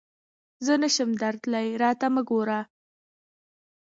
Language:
Pashto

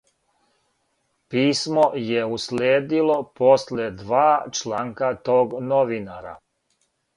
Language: Serbian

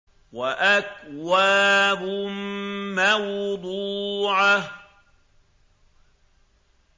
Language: Arabic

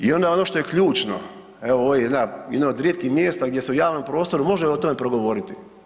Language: Croatian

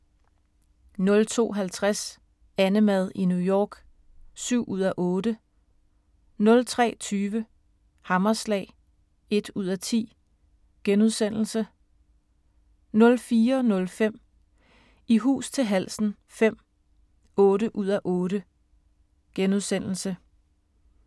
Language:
Danish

